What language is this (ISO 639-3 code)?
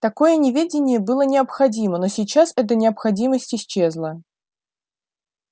rus